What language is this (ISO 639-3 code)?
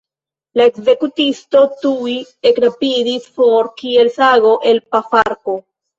epo